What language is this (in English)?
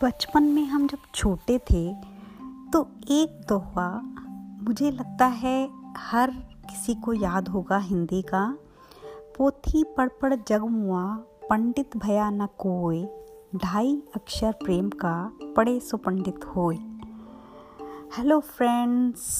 Hindi